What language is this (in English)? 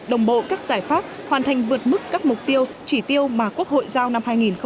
Vietnamese